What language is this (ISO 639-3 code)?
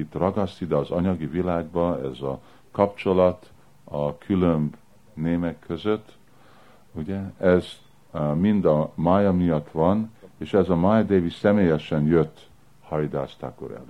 hun